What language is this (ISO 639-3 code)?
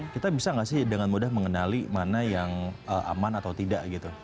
ind